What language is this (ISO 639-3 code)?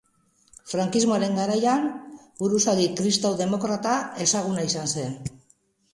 eus